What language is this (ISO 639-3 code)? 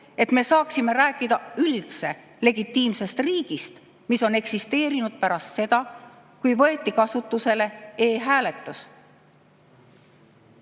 est